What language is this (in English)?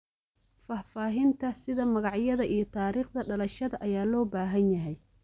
Somali